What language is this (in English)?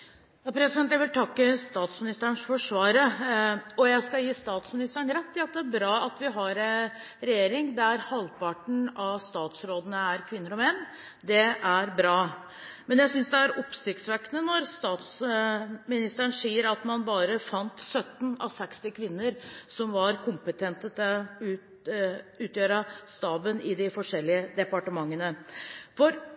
Norwegian Bokmål